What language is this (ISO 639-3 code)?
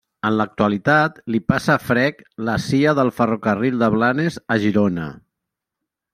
cat